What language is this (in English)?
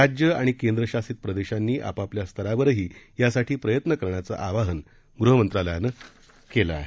Marathi